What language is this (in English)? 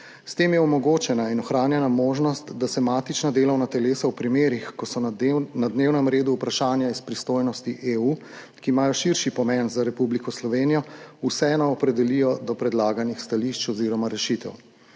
Slovenian